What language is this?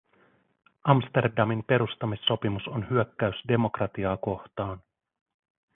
Finnish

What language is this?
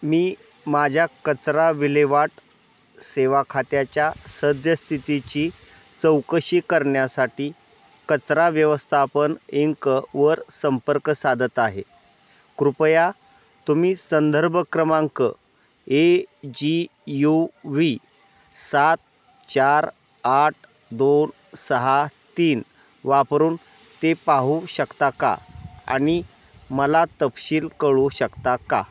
Marathi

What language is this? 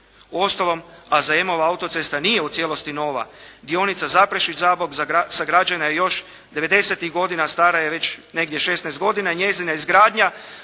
Croatian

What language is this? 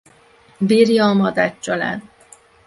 Hungarian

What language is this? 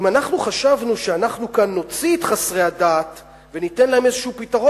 Hebrew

